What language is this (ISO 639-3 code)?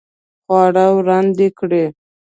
pus